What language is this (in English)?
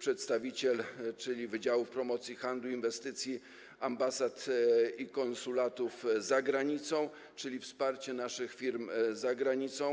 Polish